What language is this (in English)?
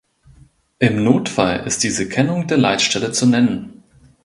German